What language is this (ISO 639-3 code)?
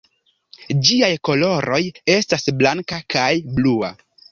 epo